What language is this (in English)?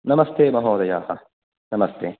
Sanskrit